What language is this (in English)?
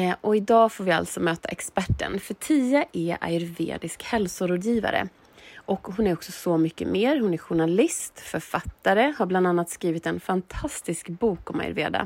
Swedish